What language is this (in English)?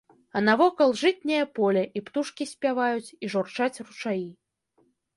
Belarusian